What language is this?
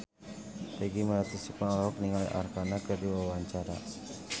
Sundanese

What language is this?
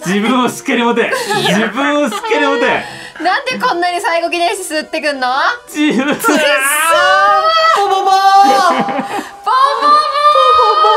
Japanese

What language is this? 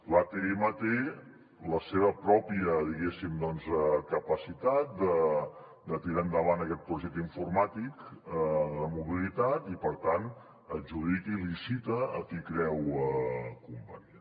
Catalan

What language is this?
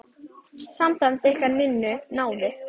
Icelandic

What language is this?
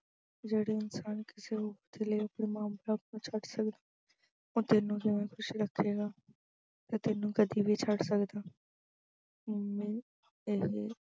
Punjabi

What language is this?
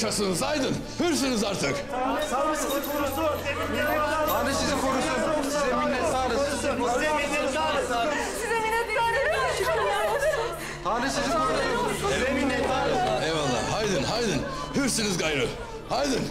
Turkish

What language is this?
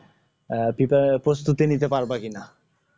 Bangla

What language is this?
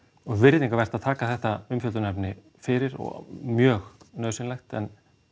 Icelandic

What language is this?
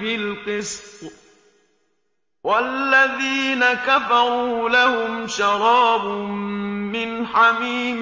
Arabic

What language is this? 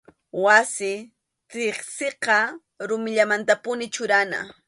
Arequipa-La Unión Quechua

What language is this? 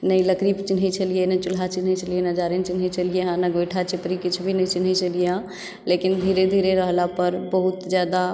Maithili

